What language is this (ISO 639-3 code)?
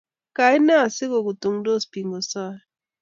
kln